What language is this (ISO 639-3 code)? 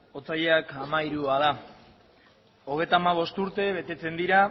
eus